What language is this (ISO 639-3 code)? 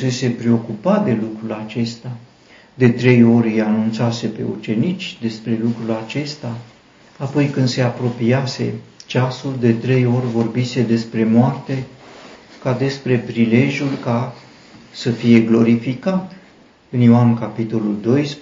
ron